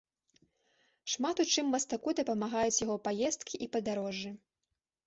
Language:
Belarusian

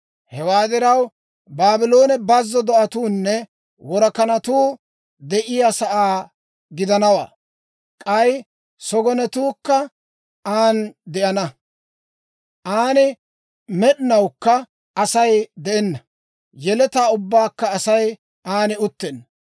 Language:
Dawro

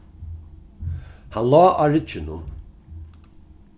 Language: Faroese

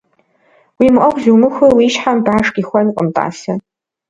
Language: Kabardian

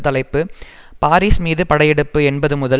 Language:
Tamil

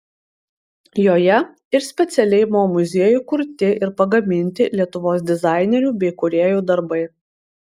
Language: Lithuanian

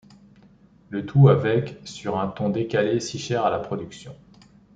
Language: French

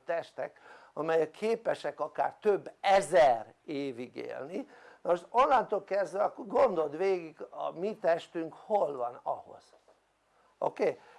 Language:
Hungarian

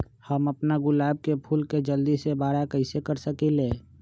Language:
Magahi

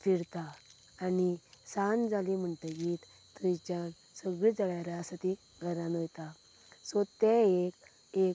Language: Konkani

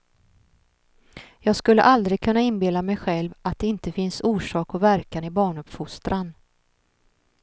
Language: Swedish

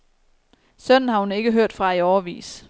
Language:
Danish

